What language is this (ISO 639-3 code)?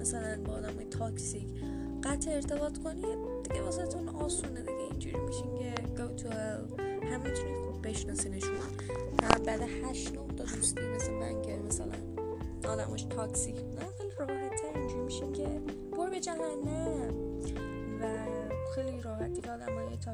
fas